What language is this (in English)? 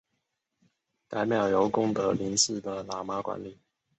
Chinese